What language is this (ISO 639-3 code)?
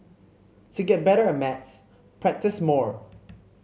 eng